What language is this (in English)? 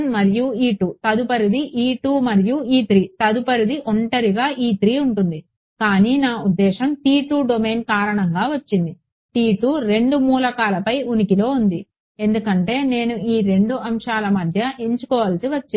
Telugu